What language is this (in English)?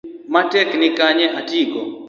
Luo (Kenya and Tanzania)